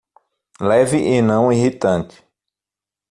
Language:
Portuguese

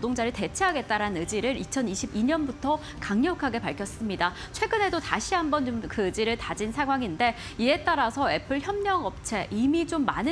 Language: Korean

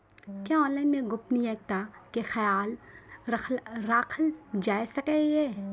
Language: Maithili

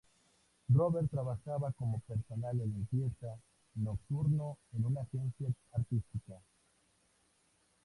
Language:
Spanish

